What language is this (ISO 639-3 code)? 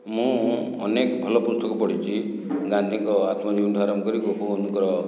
ori